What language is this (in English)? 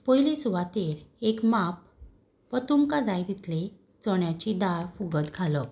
Konkani